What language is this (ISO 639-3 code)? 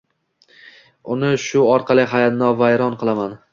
uzb